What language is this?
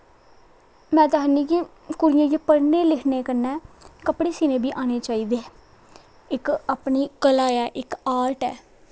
Dogri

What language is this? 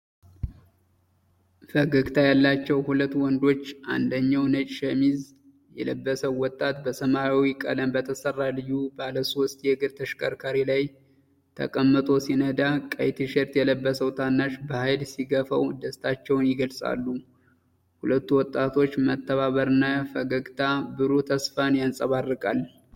Amharic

